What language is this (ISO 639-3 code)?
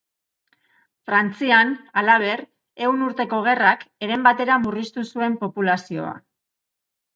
eus